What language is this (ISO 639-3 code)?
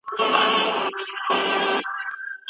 pus